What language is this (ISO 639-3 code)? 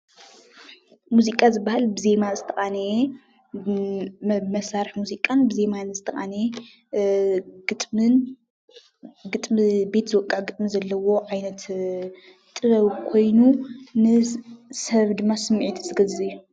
tir